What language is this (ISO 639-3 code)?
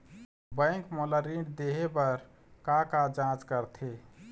hne